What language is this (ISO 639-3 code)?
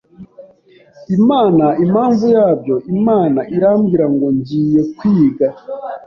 kin